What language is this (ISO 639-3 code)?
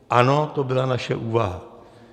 ces